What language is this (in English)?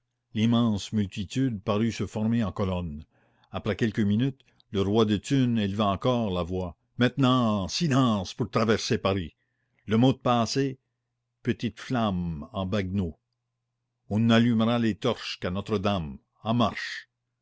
French